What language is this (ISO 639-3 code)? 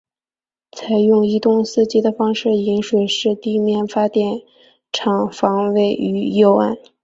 zho